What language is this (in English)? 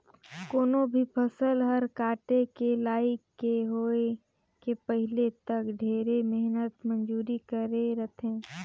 Chhattisgarhi